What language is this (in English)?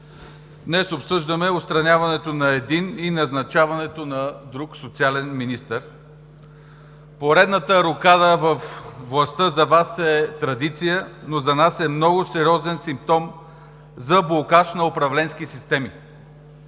Bulgarian